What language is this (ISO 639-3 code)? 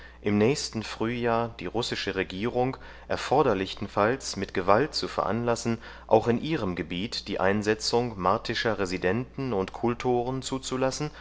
deu